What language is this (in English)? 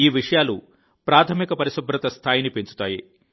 Telugu